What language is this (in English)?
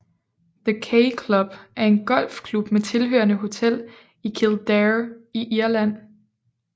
Danish